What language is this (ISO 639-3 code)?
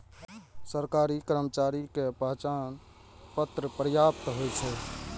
mai